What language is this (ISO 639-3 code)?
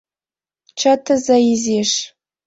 chm